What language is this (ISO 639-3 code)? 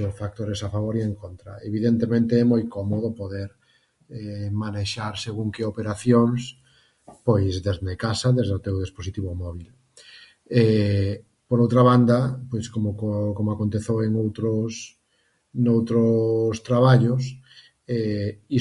glg